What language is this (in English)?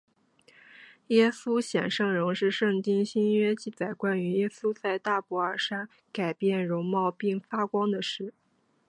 Chinese